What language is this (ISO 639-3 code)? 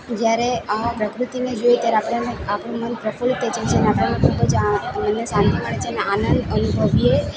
guj